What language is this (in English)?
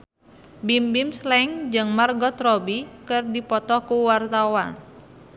Sundanese